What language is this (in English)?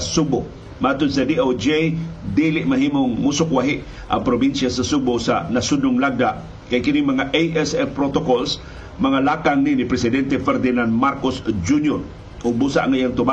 Filipino